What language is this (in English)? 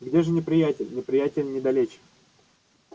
Russian